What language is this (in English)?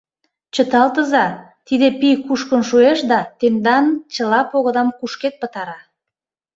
Mari